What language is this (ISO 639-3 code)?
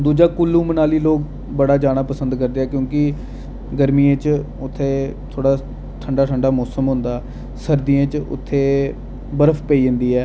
doi